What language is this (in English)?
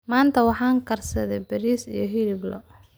Somali